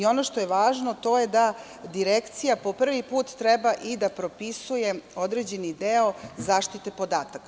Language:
Serbian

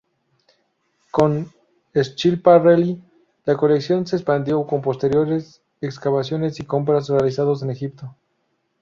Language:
Spanish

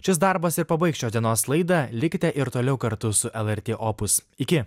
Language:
Lithuanian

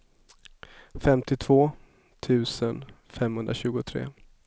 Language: Swedish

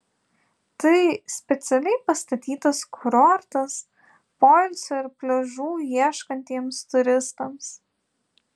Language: Lithuanian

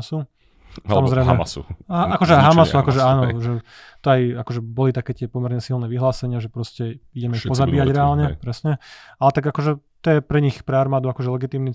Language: Slovak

